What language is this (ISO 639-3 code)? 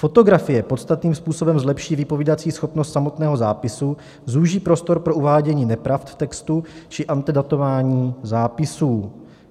ces